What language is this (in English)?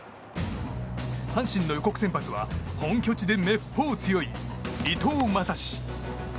Japanese